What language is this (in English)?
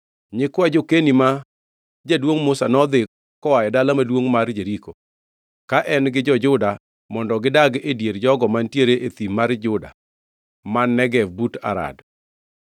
Luo (Kenya and Tanzania)